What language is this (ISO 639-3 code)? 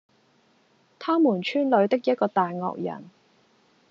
yue